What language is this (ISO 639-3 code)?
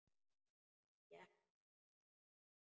isl